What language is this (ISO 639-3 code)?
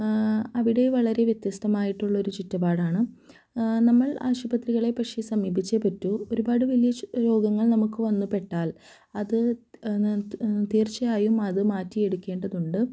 mal